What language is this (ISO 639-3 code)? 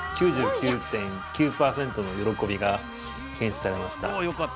jpn